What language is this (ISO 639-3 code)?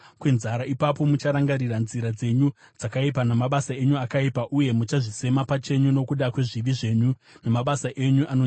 sna